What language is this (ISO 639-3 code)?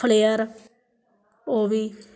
doi